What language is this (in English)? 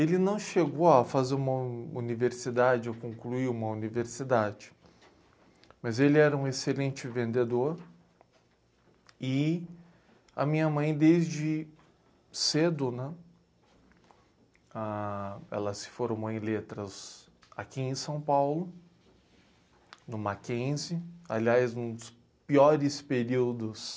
Portuguese